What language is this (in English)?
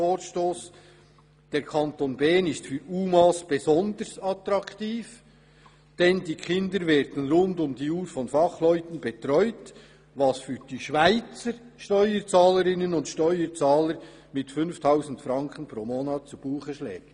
Swiss German